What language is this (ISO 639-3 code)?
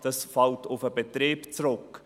gsw